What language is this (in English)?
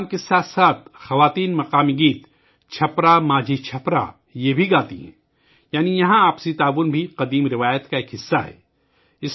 Urdu